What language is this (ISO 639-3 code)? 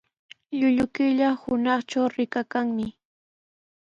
qws